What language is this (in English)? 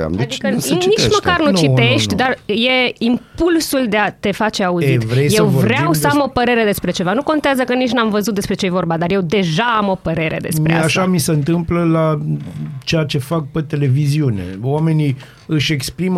Romanian